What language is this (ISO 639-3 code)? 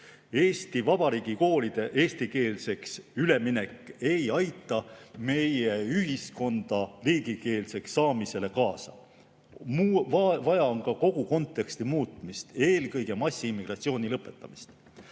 est